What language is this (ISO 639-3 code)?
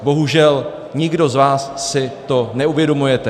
ces